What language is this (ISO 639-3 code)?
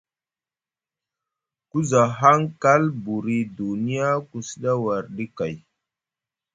mug